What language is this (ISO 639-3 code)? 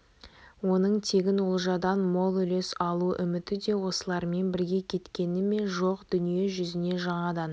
kaz